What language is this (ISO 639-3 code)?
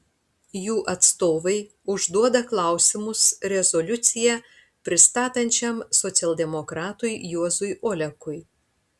lit